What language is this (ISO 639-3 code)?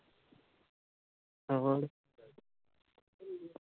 pan